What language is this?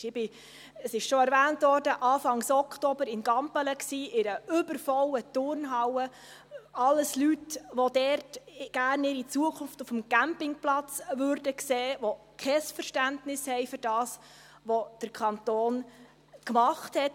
Swiss German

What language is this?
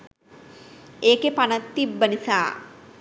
Sinhala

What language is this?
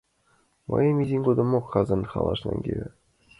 Mari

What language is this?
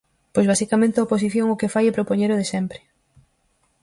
Galician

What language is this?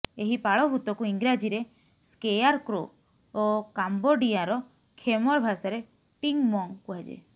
Odia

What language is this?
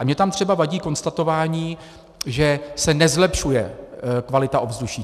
Czech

